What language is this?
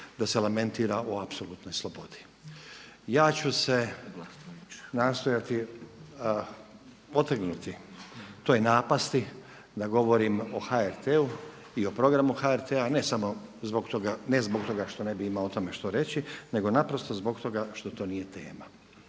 Croatian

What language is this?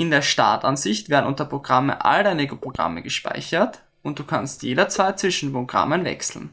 German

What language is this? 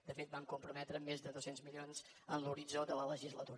Catalan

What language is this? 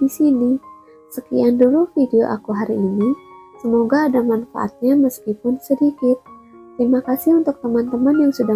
Indonesian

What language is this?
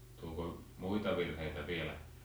Finnish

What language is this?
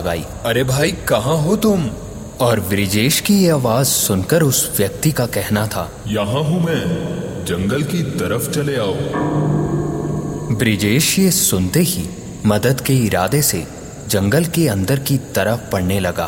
Hindi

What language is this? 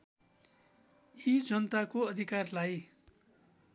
Nepali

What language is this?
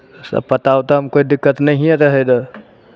Maithili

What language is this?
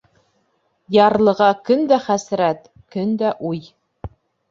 Bashkir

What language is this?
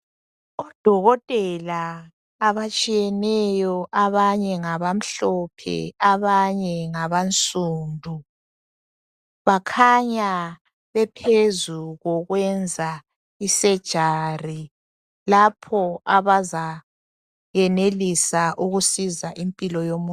North Ndebele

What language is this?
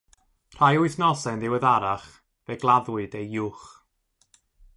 Welsh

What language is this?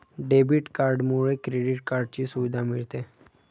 Marathi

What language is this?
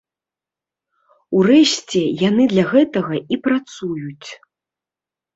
Belarusian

